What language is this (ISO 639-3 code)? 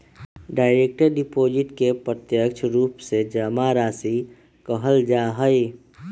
mag